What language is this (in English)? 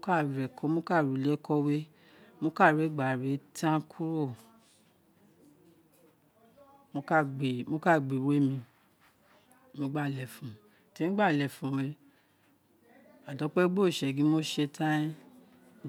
Isekiri